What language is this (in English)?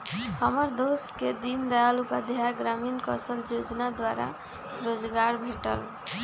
Magahi